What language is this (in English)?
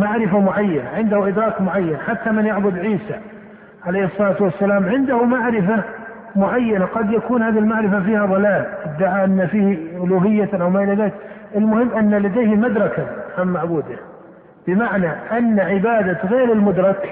Arabic